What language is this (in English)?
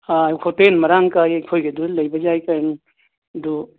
Manipuri